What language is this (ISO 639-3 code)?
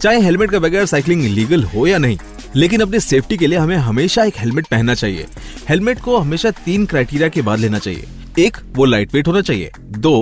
hin